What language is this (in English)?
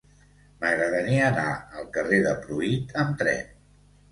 Catalan